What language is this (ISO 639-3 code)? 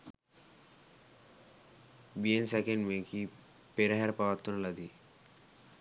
sin